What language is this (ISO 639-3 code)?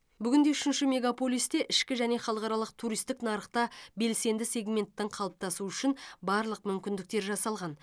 kaz